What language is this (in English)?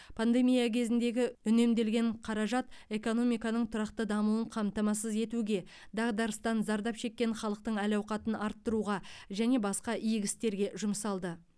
Kazakh